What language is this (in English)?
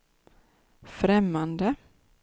Swedish